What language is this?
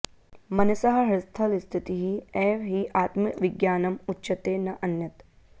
Sanskrit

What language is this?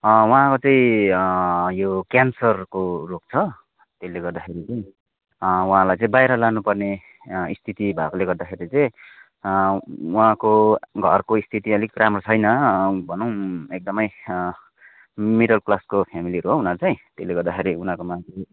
Nepali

